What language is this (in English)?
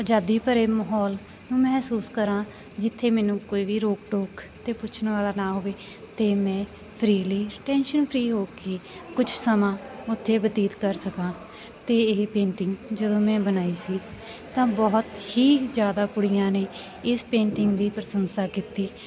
Punjabi